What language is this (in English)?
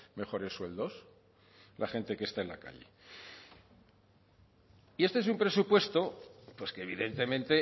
Spanish